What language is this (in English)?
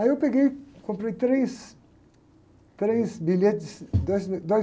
Portuguese